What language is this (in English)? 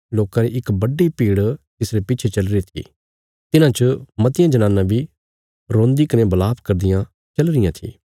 Bilaspuri